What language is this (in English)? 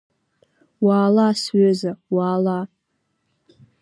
Abkhazian